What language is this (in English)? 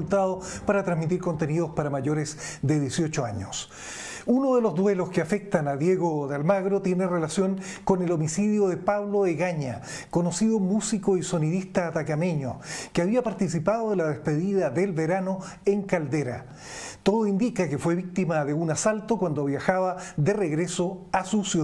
Spanish